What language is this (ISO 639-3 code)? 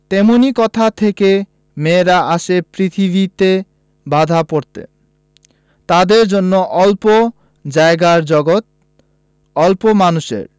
ben